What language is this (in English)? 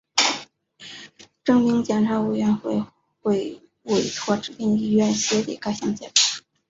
Chinese